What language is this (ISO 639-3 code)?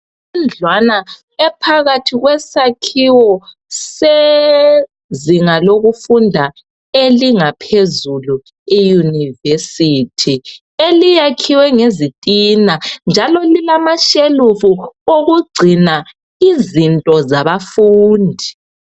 nde